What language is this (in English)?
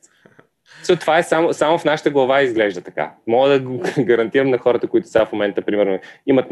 Bulgarian